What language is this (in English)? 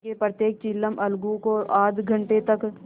Hindi